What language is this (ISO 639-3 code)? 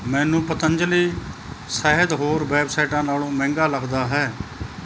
pan